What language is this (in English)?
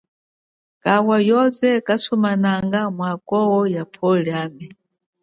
Chokwe